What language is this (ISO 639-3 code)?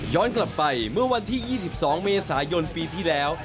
tha